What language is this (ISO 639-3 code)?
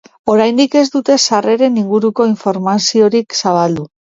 eus